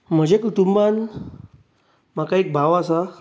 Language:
Konkani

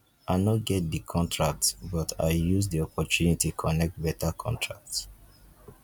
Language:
Nigerian Pidgin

